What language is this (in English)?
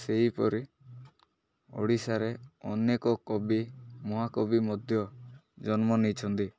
Odia